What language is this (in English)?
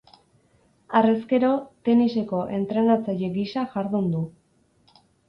Basque